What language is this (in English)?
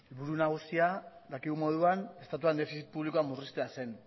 Basque